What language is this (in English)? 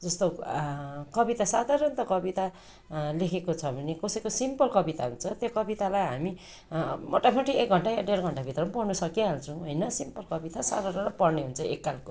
Nepali